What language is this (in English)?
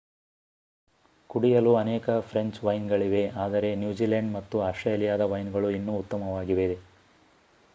Kannada